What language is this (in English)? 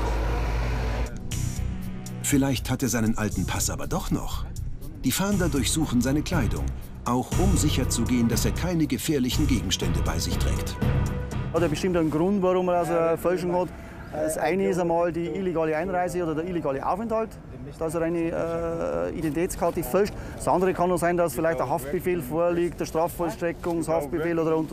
German